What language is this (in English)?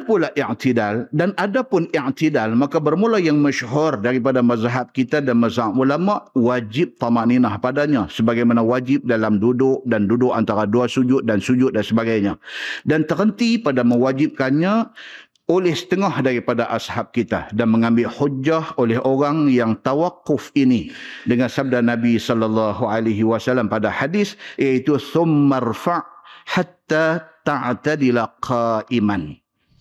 Malay